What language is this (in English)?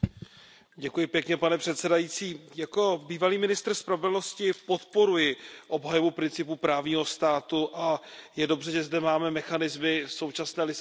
Czech